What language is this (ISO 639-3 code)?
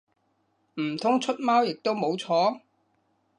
yue